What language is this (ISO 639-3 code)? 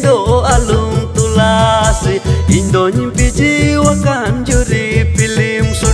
ind